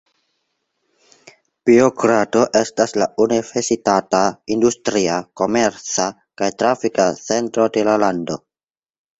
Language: Esperanto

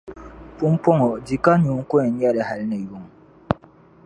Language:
Dagbani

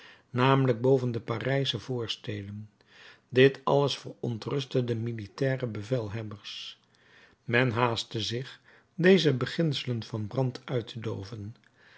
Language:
Dutch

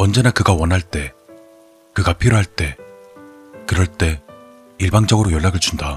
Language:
Korean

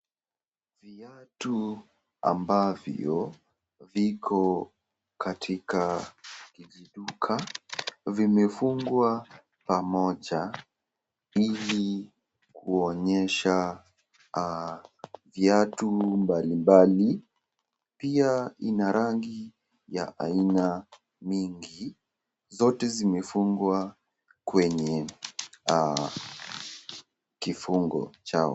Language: Swahili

